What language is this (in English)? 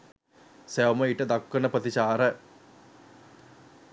Sinhala